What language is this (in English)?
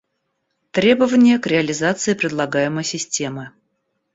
Russian